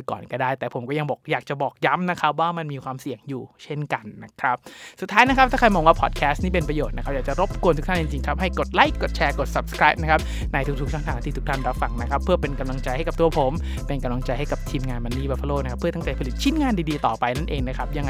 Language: Thai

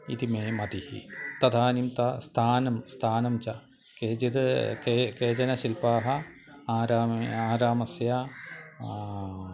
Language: Sanskrit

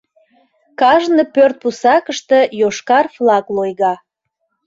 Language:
Mari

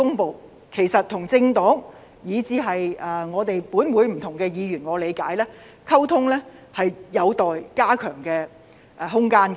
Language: Cantonese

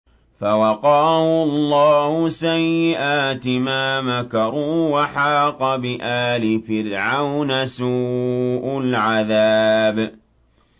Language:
Arabic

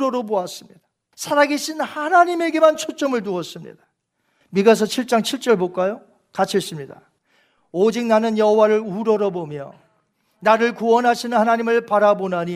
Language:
Korean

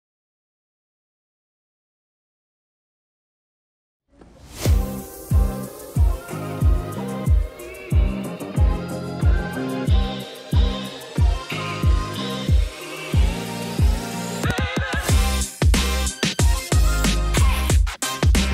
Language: Polish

